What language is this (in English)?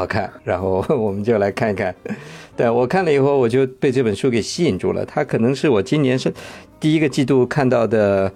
Chinese